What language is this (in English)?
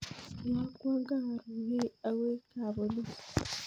Kalenjin